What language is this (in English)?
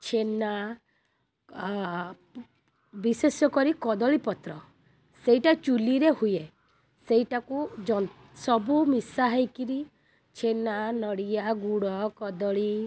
Odia